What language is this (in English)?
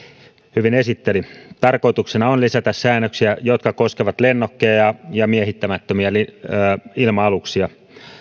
Finnish